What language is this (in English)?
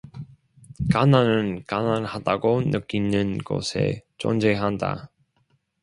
Korean